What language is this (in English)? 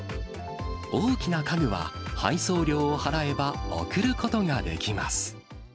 Japanese